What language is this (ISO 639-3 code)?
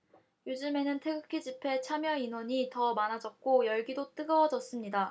kor